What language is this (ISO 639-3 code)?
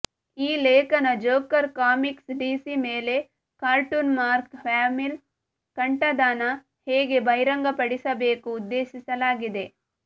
kan